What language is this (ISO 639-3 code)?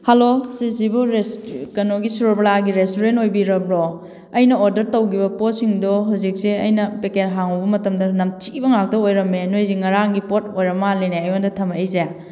mni